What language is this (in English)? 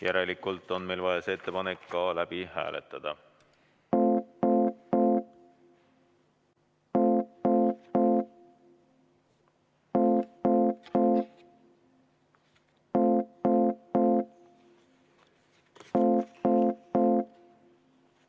Estonian